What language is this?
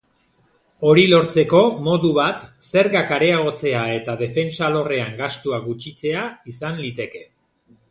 Basque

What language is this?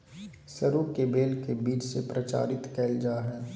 Magahi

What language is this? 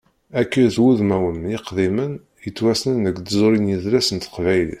Kabyle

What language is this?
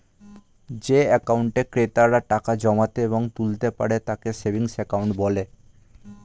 Bangla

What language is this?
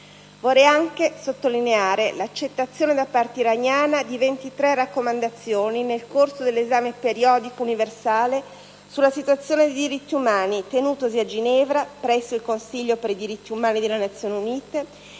Italian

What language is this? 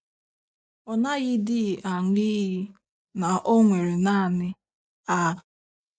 Igbo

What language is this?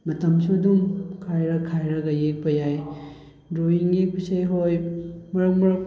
Manipuri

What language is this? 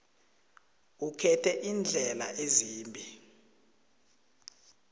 South Ndebele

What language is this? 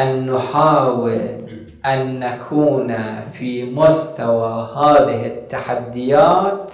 Arabic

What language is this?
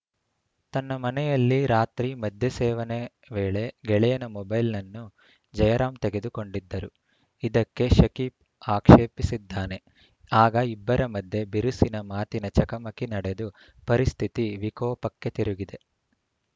Kannada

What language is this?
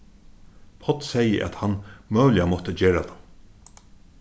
Faroese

